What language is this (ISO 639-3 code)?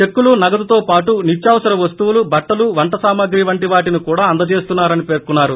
tel